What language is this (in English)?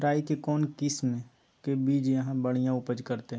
Magahi